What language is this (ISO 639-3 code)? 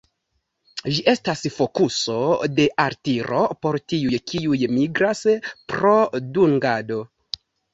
epo